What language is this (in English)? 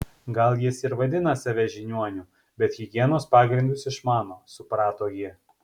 Lithuanian